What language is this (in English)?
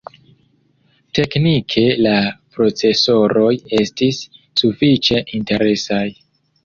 Esperanto